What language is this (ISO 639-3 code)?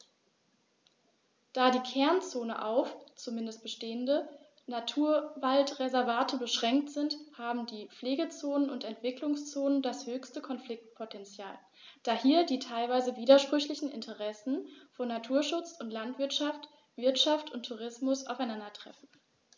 deu